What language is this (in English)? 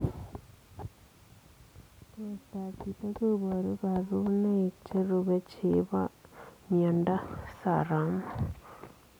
Kalenjin